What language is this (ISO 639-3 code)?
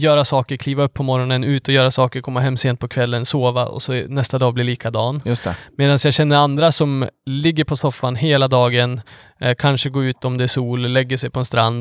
swe